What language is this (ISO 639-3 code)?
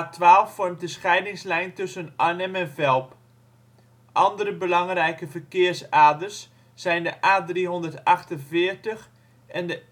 nld